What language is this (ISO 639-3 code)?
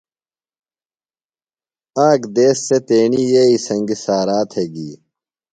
phl